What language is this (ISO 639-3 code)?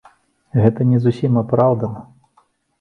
bel